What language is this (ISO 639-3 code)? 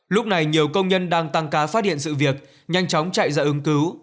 vie